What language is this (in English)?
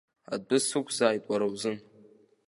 Abkhazian